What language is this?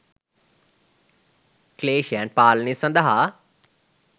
Sinhala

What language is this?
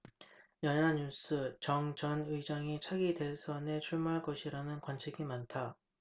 Korean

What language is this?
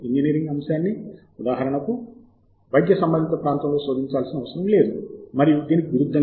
Telugu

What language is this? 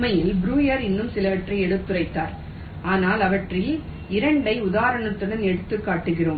Tamil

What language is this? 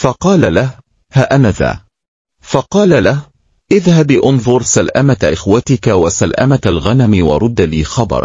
Arabic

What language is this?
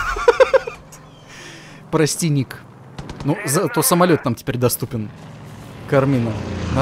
Russian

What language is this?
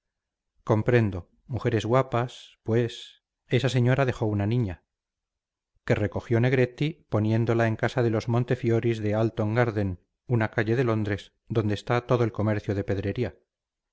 Spanish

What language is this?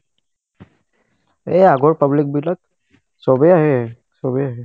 Assamese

